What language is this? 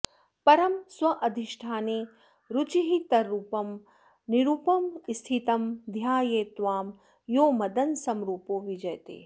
Sanskrit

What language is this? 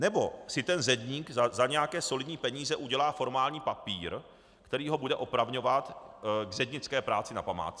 Czech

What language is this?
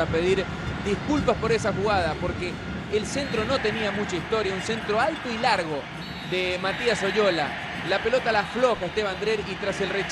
Spanish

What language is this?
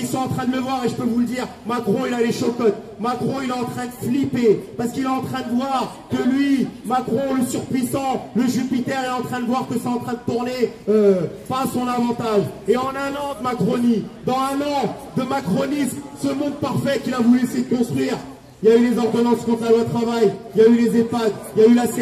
French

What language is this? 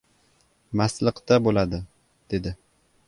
Uzbek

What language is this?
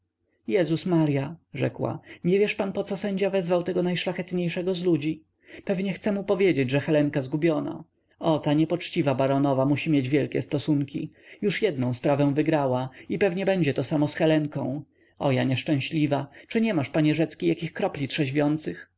Polish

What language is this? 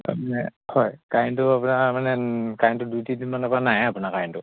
Assamese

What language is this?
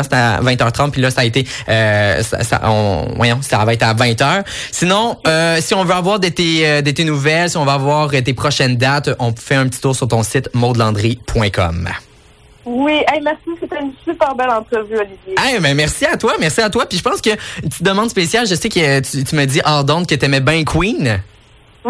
French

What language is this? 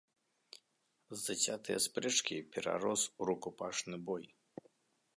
Belarusian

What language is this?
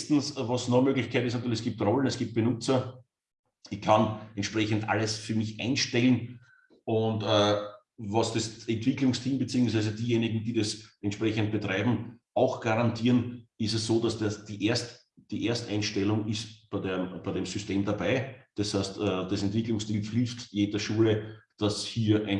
German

